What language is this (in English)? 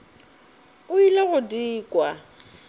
Northern Sotho